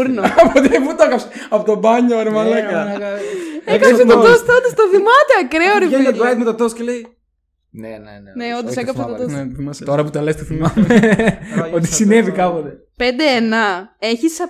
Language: Greek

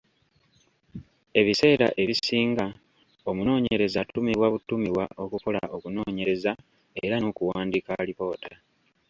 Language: Ganda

